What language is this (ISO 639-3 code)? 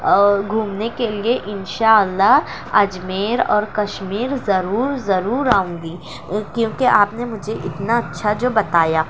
urd